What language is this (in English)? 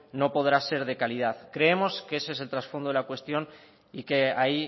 Spanish